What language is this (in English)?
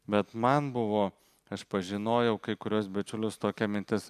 Lithuanian